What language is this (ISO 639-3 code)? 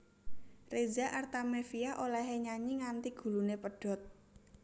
jav